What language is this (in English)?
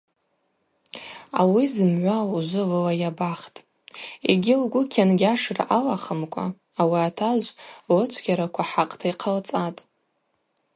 Abaza